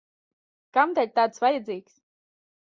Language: Latvian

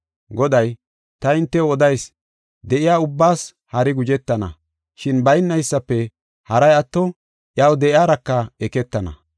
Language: Gofa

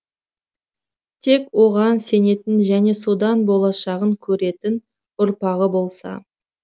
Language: Kazakh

